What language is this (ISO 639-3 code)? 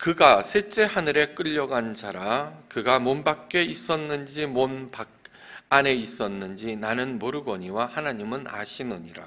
kor